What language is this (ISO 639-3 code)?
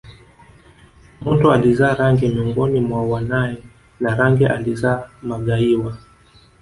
swa